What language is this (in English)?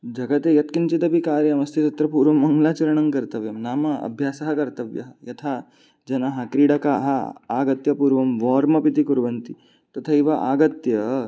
Sanskrit